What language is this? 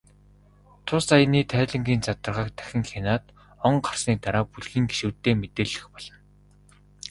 Mongolian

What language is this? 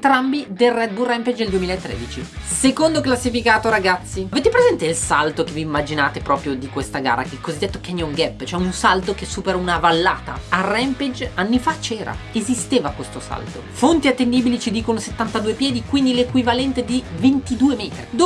Italian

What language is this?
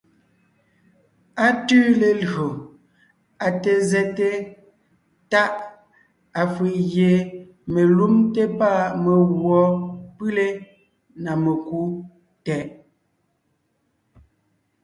Ngiemboon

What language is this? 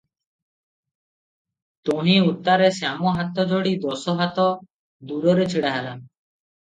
Odia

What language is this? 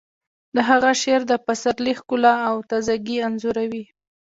Pashto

